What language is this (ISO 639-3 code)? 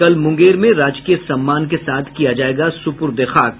hin